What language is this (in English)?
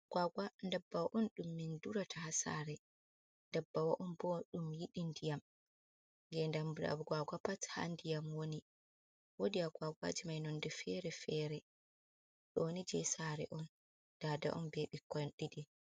Fula